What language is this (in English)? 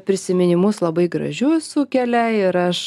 Lithuanian